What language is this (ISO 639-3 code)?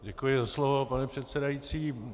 ces